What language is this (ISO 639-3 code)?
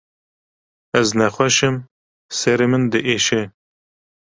kur